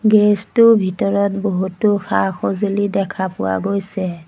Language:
Assamese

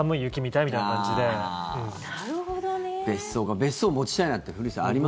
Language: Japanese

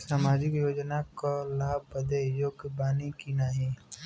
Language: Bhojpuri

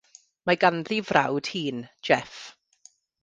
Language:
Welsh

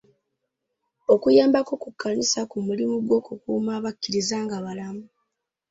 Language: Ganda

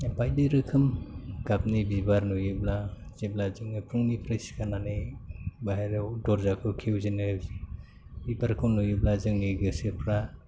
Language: Bodo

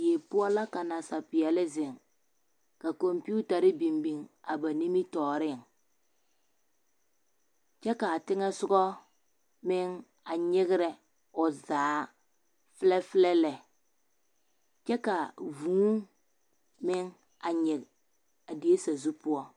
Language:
Southern Dagaare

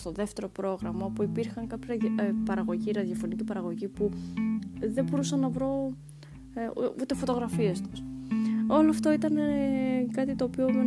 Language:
Greek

